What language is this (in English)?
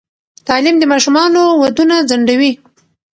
Pashto